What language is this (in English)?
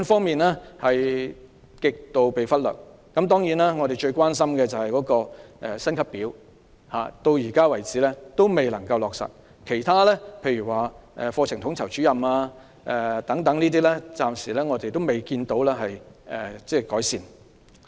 Cantonese